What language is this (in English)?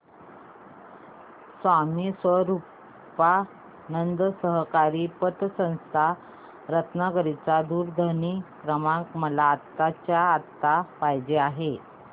Marathi